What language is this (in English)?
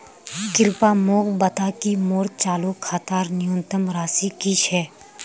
Magahi